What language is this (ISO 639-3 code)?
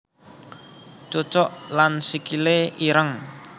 jav